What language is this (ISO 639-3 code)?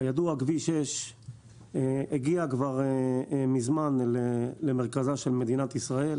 heb